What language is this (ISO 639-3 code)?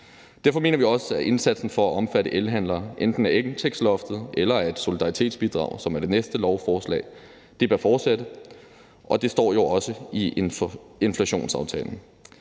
dan